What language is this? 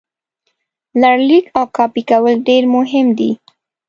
Pashto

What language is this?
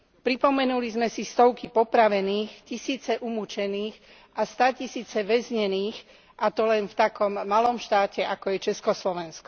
Slovak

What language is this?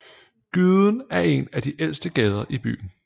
Danish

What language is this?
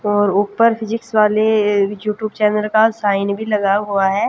Hindi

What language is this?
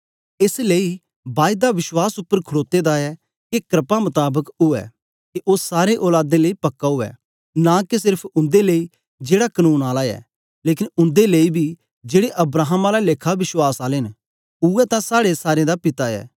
Dogri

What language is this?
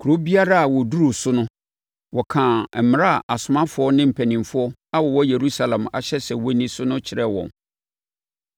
Akan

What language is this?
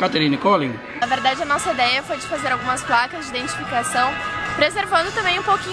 Portuguese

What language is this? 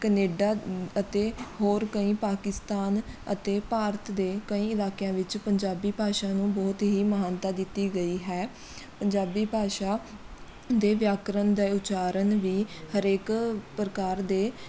Punjabi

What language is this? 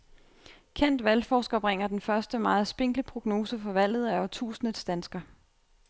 Danish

